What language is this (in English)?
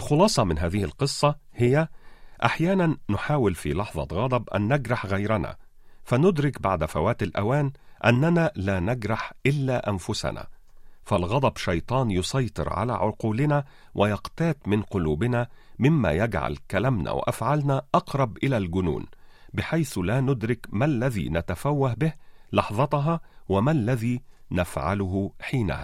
Arabic